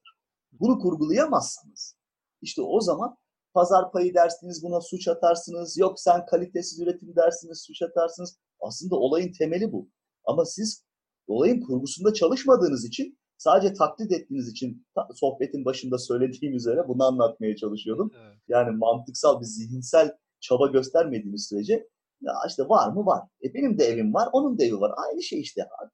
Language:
Turkish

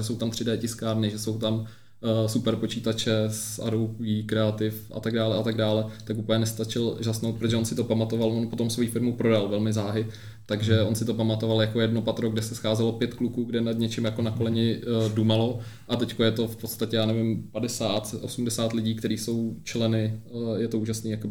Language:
Czech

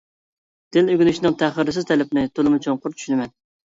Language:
Uyghur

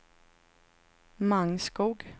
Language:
Swedish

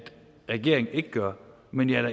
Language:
Danish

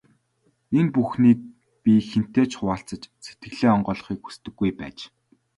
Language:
Mongolian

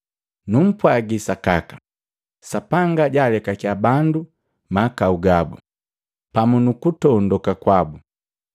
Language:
Matengo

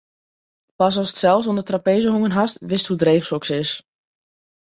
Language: Western Frisian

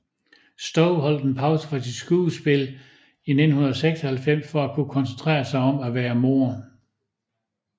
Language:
Danish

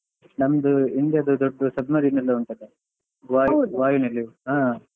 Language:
Kannada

